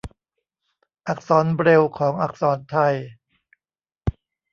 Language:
Thai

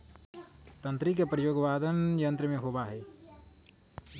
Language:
Magahi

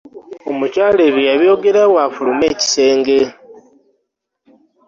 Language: Ganda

